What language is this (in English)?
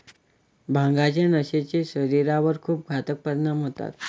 Marathi